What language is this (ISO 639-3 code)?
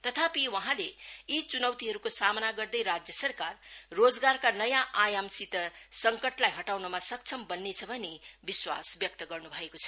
nep